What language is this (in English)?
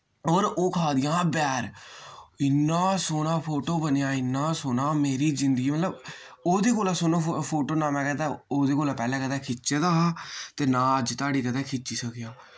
Dogri